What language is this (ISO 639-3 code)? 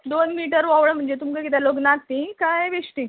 kok